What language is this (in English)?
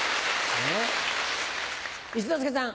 Japanese